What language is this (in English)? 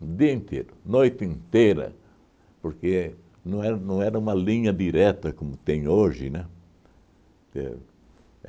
Portuguese